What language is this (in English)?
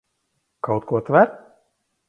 Latvian